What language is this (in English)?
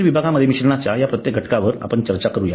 Marathi